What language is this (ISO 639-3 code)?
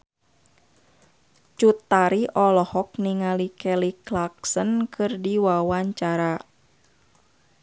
sun